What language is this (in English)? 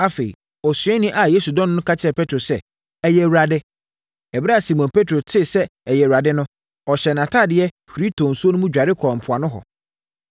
Akan